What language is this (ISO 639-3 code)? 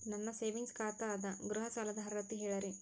kan